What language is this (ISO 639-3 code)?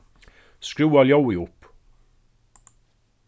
fao